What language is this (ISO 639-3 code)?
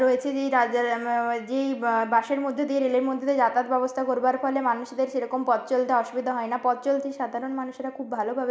ben